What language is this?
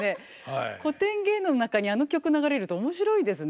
Japanese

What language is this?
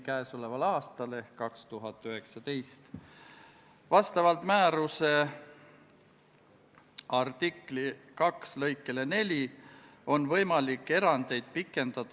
Estonian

